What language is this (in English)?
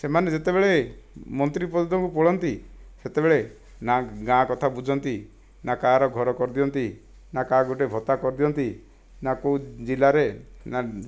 Odia